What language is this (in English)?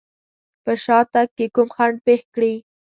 Pashto